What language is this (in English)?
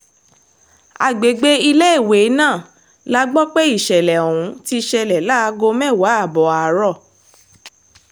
Yoruba